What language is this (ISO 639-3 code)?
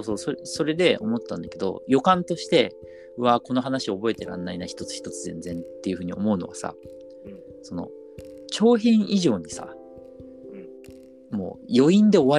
jpn